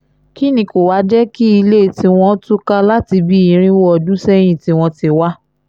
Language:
Yoruba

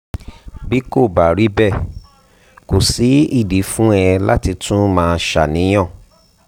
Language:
Yoruba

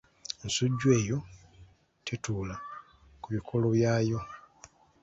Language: Ganda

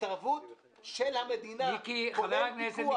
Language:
Hebrew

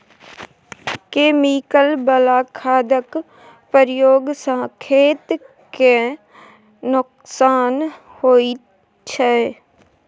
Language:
Maithili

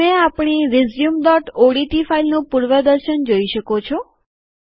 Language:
Gujarati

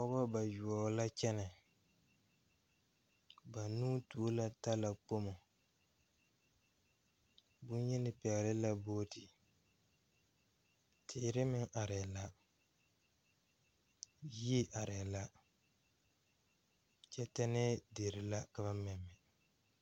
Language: Southern Dagaare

